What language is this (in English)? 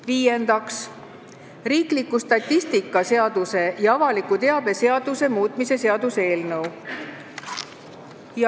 Estonian